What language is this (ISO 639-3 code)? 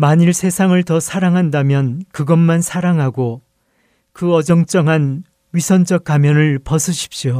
kor